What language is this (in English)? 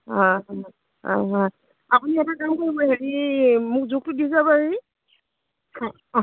Assamese